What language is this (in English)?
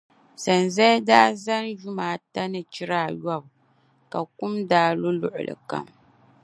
Dagbani